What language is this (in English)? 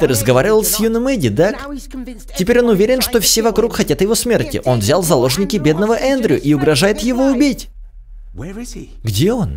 Russian